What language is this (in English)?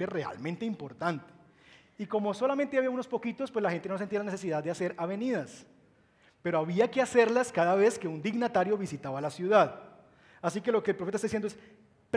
Spanish